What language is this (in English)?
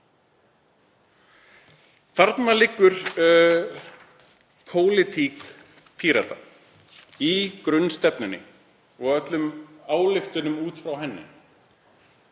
Icelandic